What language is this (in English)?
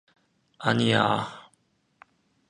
Korean